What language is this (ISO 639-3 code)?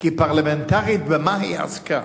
heb